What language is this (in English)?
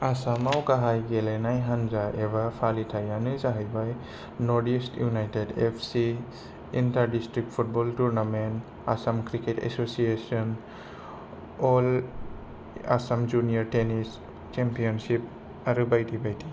Bodo